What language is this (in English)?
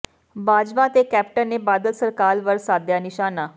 Punjabi